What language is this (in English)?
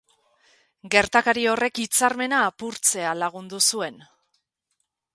Basque